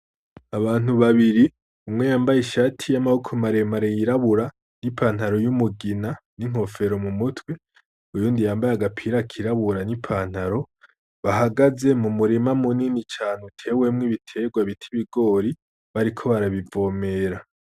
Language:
Rundi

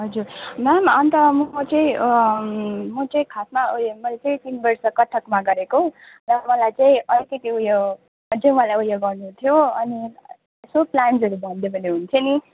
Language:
Nepali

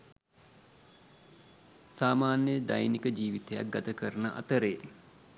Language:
Sinhala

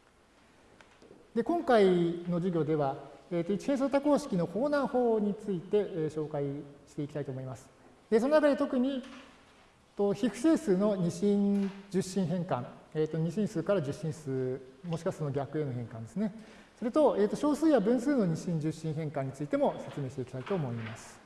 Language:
Japanese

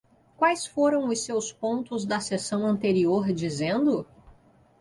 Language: Portuguese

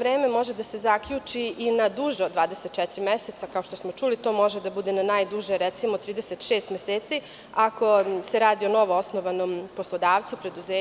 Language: Serbian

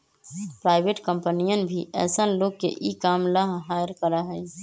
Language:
Magahi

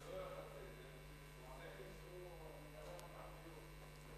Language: Hebrew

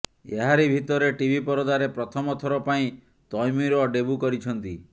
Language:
Odia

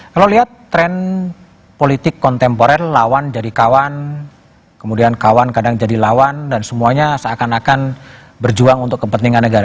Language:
Indonesian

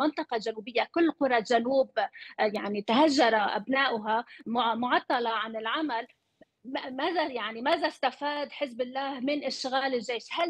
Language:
Arabic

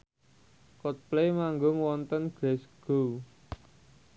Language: Javanese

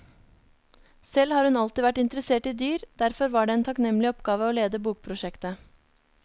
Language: Norwegian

